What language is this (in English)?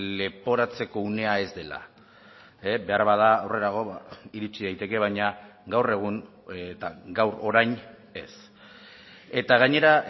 Basque